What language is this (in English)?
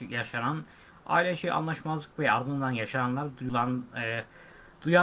Turkish